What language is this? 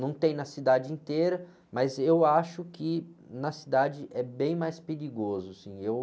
Portuguese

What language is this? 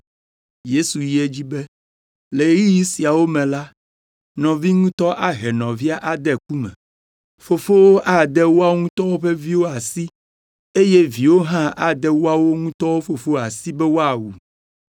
Ewe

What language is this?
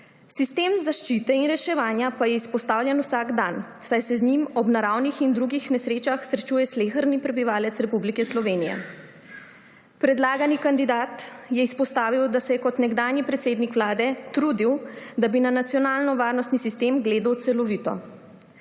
Slovenian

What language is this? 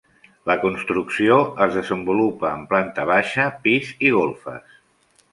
Catalan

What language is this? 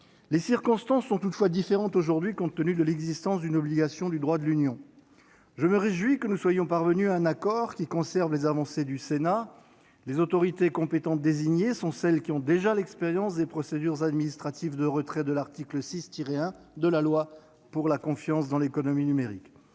French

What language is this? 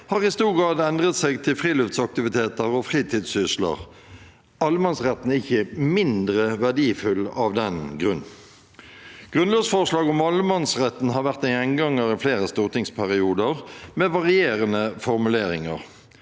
Norwegian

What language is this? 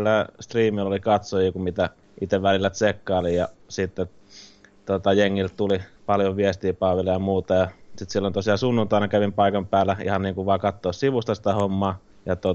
Finnish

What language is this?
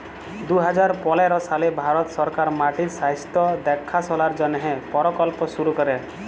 Bangla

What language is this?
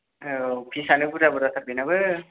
Bodo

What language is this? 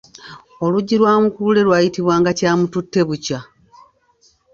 Ganda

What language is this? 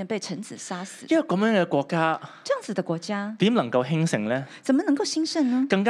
Chinese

